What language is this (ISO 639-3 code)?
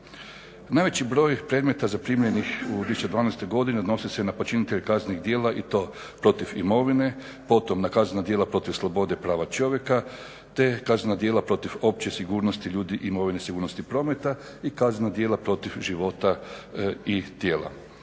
hrv